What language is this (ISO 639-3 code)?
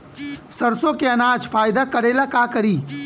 bho